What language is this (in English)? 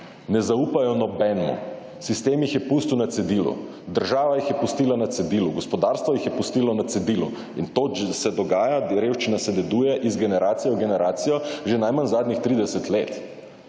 Slovenian